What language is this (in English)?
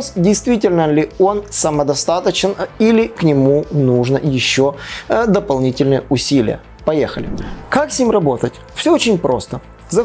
Russian